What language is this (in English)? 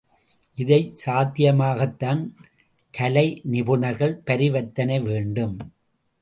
Tamil